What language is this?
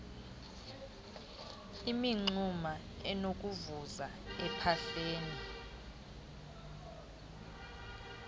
Xhosa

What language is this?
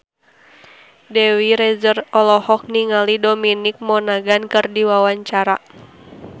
Sundanese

